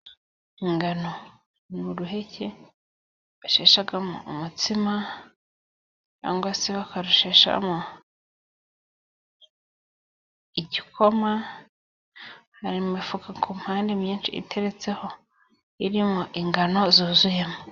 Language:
Kinyarwanda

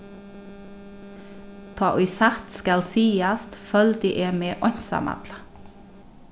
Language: Faroese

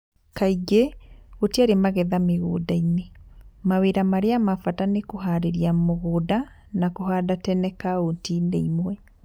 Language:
Kikuyu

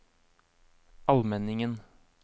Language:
Norwegian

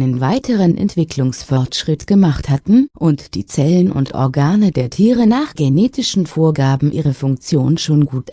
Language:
German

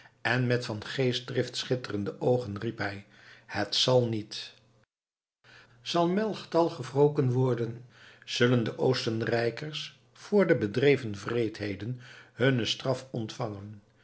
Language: Dutch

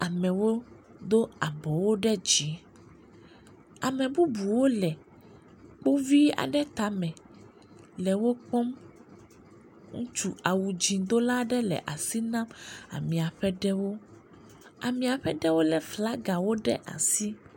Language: Ewe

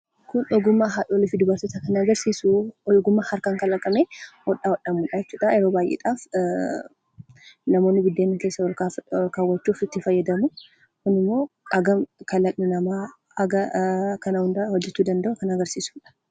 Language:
Oromo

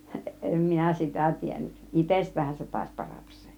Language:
Finnish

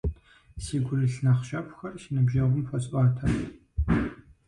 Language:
Kabardian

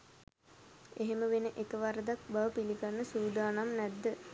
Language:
Sinhala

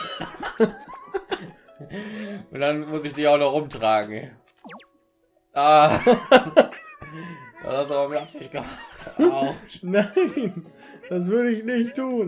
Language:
German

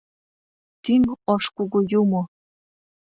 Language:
Mari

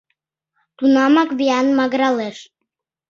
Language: Mari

